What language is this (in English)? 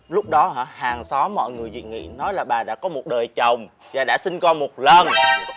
Vietnamese